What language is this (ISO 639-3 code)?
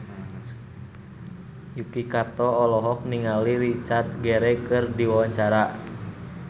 sun